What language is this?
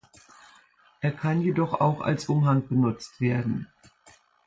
German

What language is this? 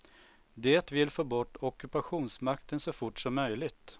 Swedish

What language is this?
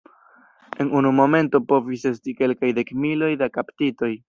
Esperanto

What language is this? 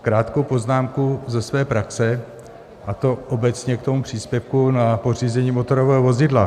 Czech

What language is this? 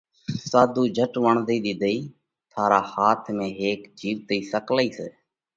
Parkari Koli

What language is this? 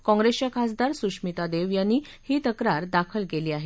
Marathi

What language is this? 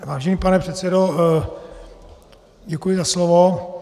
Czech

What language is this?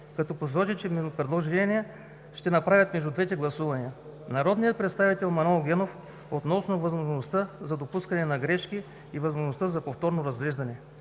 Bulgarian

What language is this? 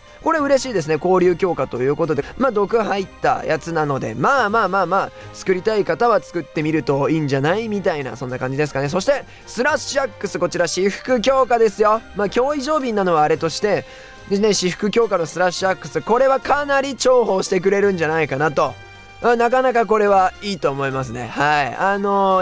Japanese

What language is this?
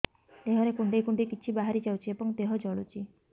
Odia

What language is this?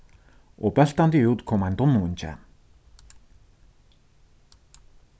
Faroese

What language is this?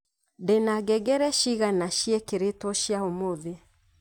Kikuyu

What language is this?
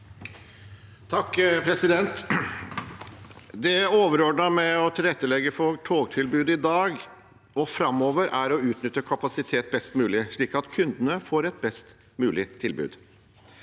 Norwegian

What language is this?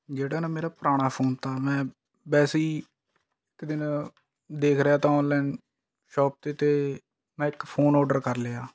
Punjabi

